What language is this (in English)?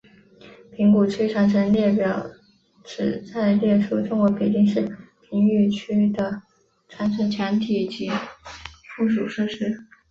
Chinese